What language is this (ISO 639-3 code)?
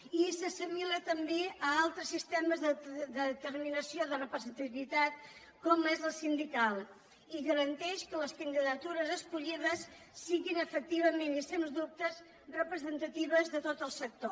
cat